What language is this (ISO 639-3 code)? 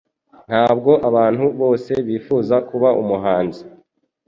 kin